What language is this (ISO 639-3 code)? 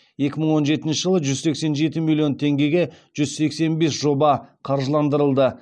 kaz